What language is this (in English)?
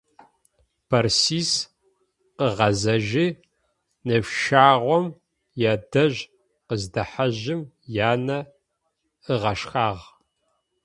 Adyghe